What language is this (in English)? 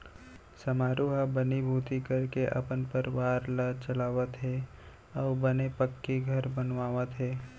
Chhattisgarhi